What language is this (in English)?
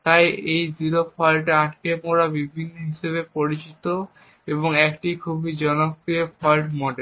Bangla